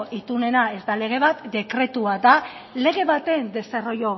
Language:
Basque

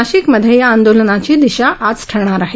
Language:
Marathi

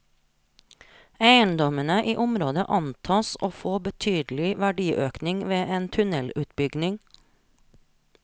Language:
Norwegian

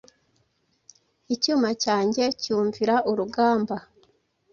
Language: Kinyarwanda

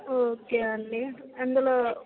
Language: Telugu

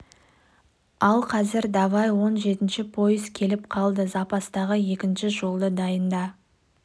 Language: Kazakh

